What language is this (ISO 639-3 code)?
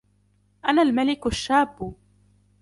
ara